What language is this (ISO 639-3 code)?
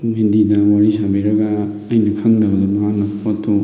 mni